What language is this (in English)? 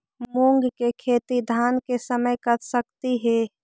Magahi